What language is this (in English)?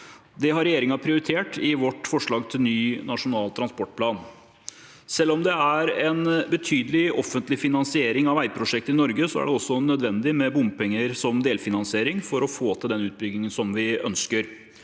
Norwegian